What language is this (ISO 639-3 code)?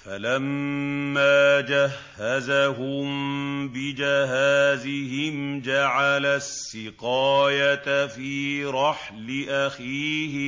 ara